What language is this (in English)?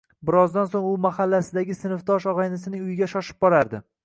Uzbek